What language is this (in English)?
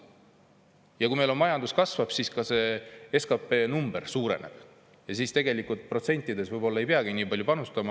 Estonian